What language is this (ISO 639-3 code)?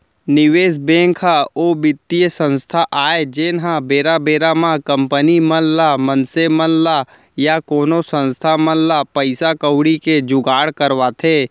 hne